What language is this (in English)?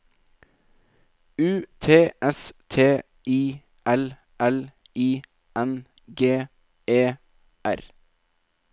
Norwegian